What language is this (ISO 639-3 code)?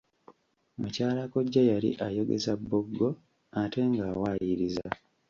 lug